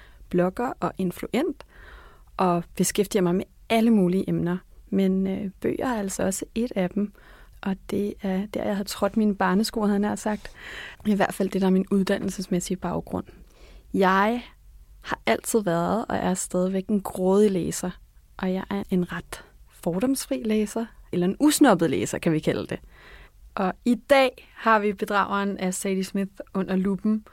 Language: Danish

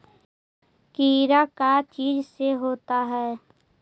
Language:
Magahi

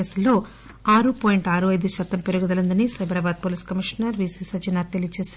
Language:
Telugu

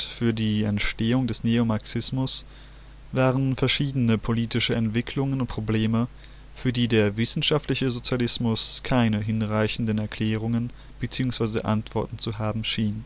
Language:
German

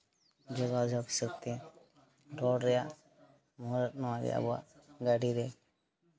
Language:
Santali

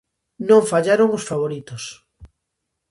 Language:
Galician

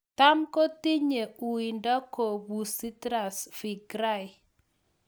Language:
Kalenjin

